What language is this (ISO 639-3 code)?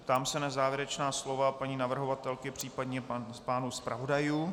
ces